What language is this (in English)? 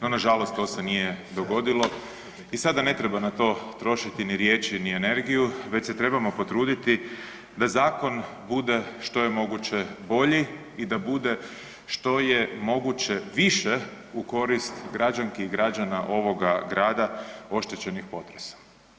Croatian